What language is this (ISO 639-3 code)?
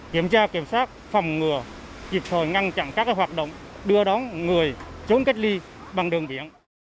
vie